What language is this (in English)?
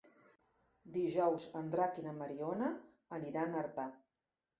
Catalan